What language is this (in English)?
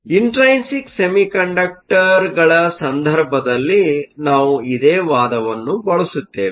Kannada